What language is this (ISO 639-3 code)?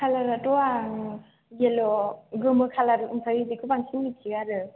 brx